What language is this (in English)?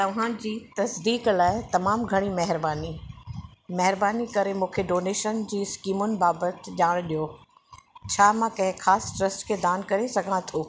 Sindhi